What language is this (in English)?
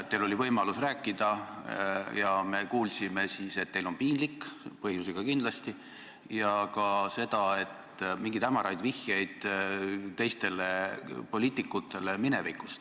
Estonian